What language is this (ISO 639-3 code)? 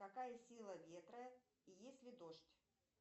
rus